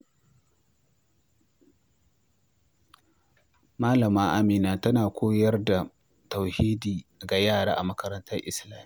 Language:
Hausa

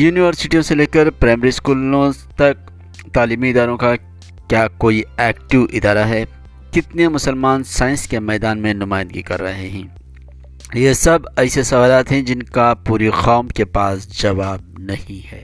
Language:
Urdu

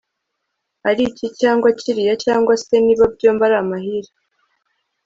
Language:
Kinyarwanda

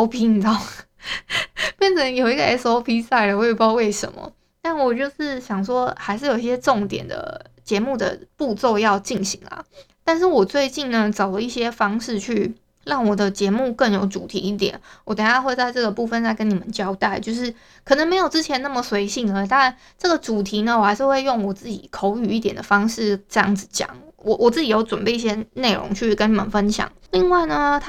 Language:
Chinese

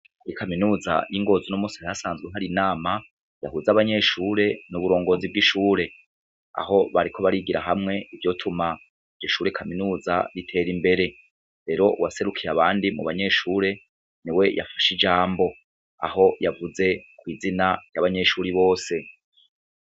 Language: Rundi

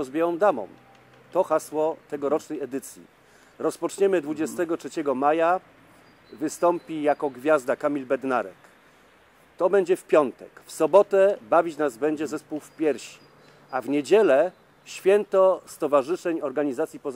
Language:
Polish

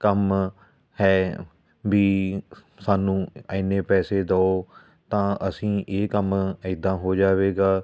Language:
Punjabi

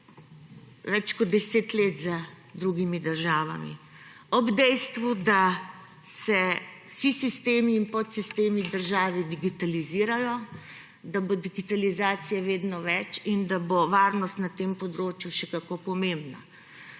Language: Slovenian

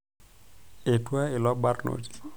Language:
Masai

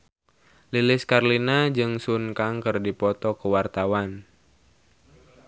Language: Sundanese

